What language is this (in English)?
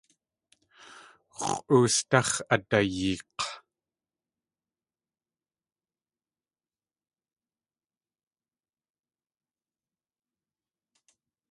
Tlingit